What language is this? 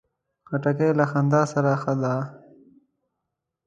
Pashto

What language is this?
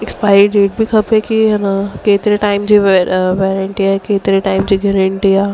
Sindhi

